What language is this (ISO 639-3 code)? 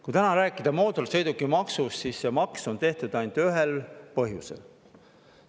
est